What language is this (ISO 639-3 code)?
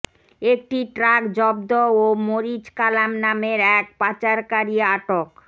ben